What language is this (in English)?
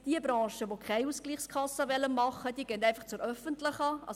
Swiss German